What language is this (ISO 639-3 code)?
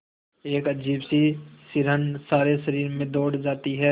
hin